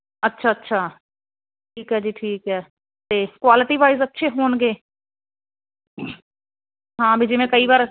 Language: Punjabi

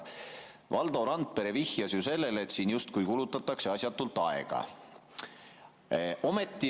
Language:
Estonian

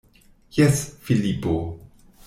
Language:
Esperanto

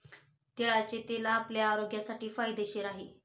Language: Marathi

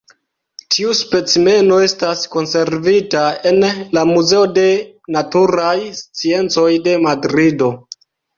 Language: Esperanto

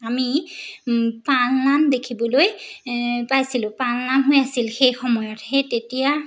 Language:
Assamese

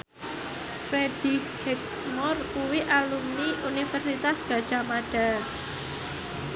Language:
Javanese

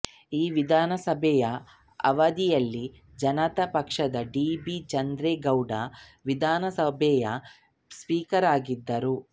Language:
Kannada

